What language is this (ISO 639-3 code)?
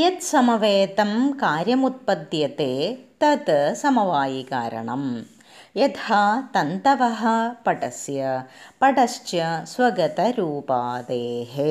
mal